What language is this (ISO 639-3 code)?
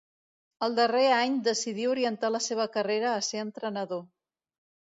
cat